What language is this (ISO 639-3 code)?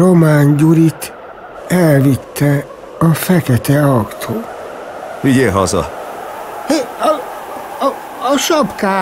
hun